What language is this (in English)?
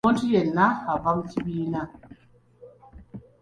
Ganda